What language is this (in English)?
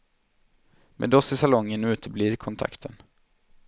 Swedish